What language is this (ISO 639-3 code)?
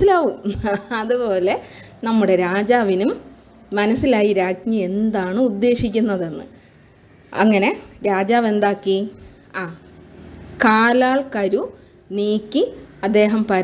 mal